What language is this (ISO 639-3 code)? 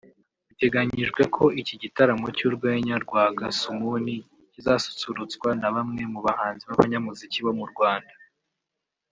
kin